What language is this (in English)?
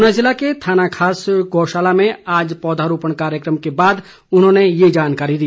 Hindi